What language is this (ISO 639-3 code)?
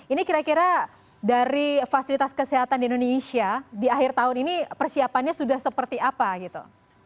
ind